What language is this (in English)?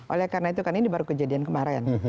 Indonesian